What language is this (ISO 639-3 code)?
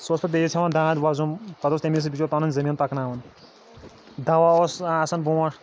kas